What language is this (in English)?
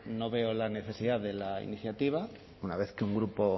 Spanish